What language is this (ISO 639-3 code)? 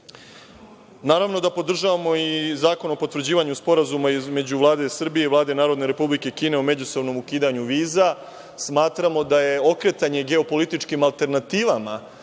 srp